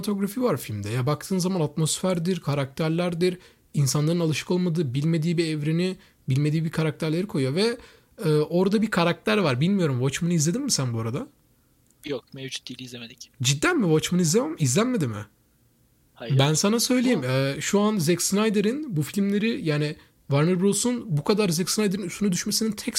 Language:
Turkish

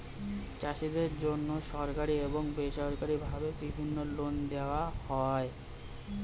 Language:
Bangla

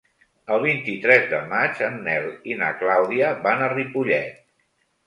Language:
Catalan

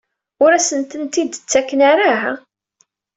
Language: Kabyle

